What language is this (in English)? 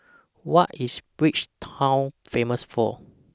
English